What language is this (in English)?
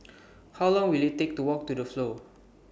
English